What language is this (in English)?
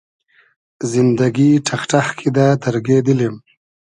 Hazaragi